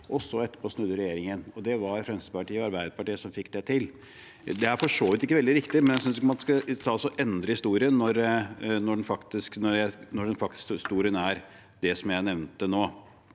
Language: Norwegian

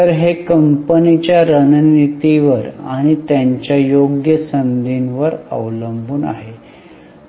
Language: Marathi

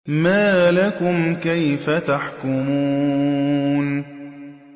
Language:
Arabic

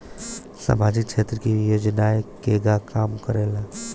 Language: Bhojpuri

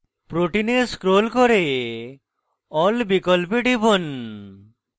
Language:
Bangla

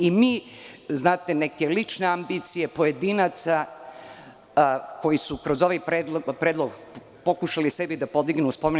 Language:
Serbian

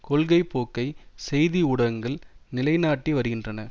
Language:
Tamil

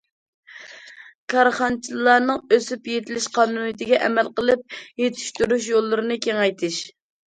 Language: Uyghur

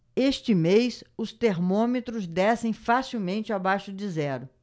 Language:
Portuguese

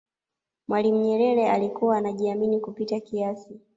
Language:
Swahili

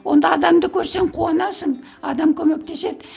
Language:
Kazakh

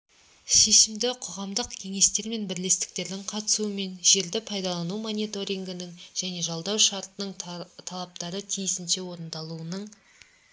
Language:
Kazakh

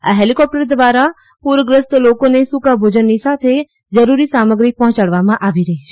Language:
Gujarati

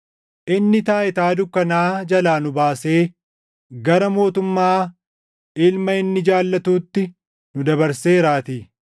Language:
Oromo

